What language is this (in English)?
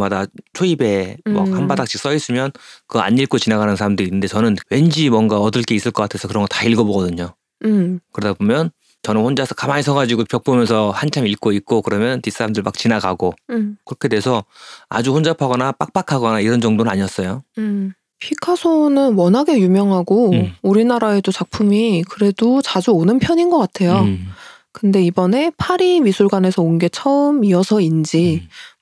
Korean